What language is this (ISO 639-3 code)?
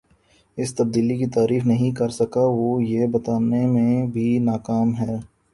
urd